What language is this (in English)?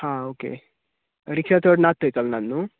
Konkani